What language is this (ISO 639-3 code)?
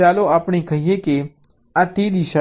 guj